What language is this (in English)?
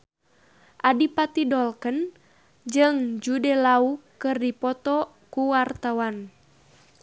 Sundanese